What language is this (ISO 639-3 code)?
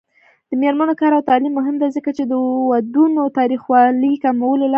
pus